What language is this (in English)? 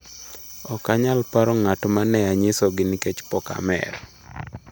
Luo (Kenya and Tanzania)